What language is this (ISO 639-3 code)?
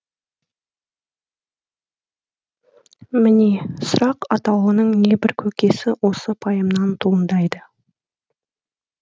kaz